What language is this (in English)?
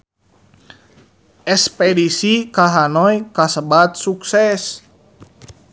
Sundanese